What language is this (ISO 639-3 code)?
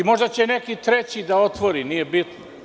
srp